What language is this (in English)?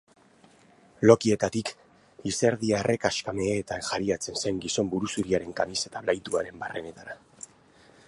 Basque